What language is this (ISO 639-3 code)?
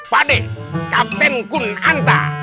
ind